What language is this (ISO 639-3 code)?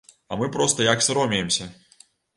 bel